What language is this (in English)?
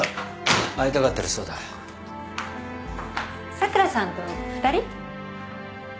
Japanese